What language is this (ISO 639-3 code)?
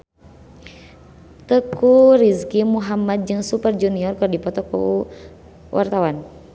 sun